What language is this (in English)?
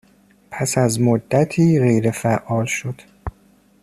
Persian